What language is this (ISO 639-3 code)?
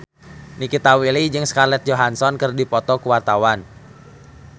sun